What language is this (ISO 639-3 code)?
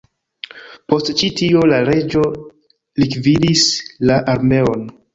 epo